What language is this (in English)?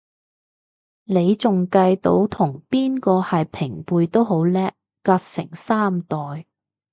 Cantonese